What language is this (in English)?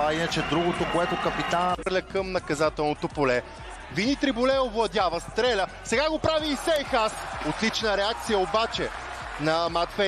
Bulgarian